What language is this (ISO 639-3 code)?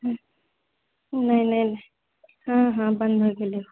mai